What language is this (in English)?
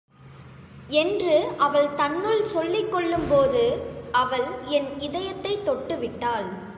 Tamil